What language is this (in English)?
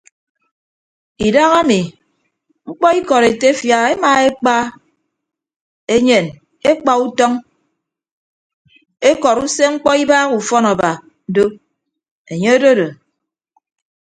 Ibibio